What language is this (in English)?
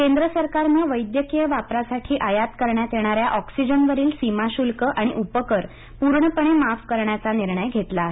Marathi